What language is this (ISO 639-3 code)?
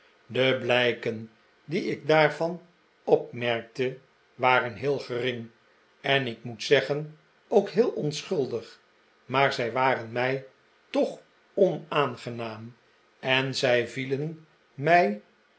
nld